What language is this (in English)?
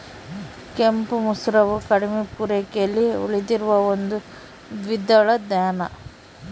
Kannada